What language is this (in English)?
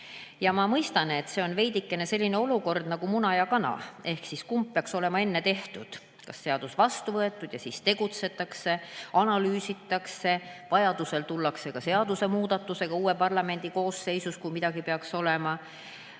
Estonian